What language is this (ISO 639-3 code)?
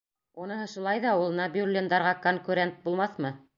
bak